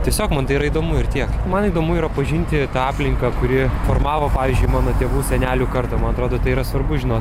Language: Lithuanian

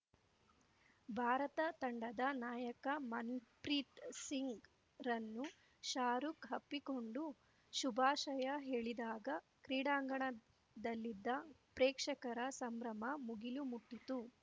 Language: Kannada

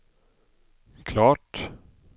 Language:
Swedish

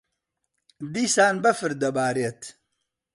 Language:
Central Kurdish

